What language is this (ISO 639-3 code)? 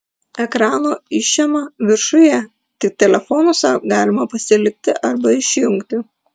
lit